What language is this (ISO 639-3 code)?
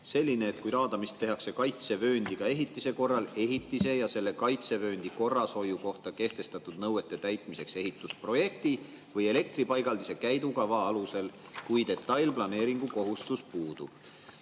est